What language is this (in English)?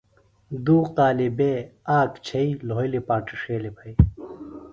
Phalura